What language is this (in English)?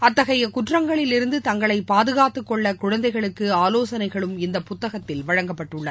Tamil